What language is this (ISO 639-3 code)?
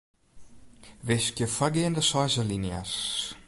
fry